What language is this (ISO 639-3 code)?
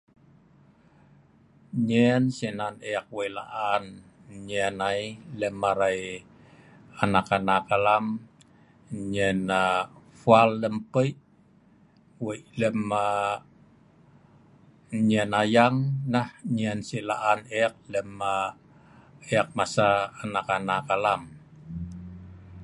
snv